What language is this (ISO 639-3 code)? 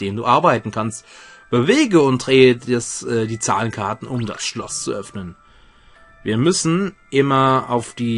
deu